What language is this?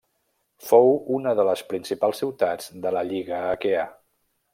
Catalan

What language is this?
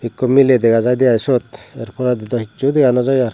Chakma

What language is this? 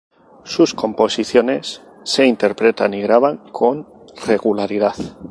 Spanish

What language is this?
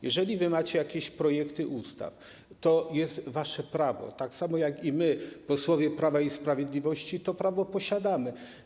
Polish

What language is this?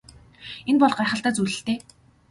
Mongolian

